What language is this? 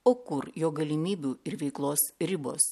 Lithuanian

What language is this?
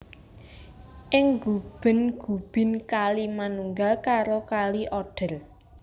Javanese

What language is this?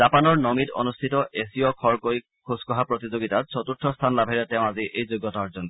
Assamese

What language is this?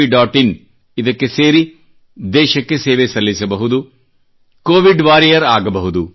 Kannada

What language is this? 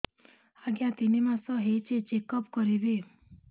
Odia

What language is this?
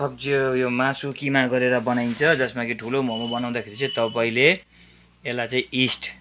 Nepali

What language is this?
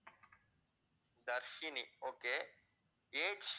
Tamil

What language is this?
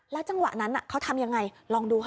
Thai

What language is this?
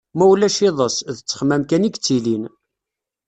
Kabyle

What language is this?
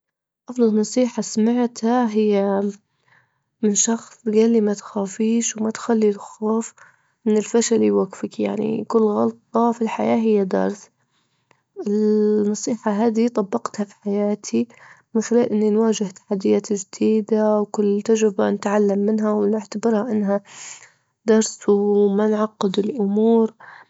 Libyan Arabic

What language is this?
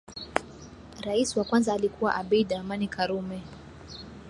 Swahili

